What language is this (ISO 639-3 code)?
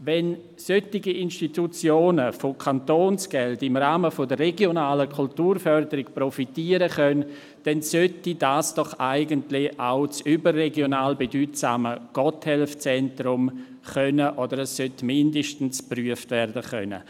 gsw